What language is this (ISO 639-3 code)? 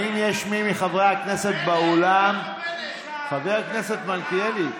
heb